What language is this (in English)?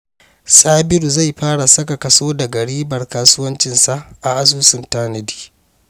Hausa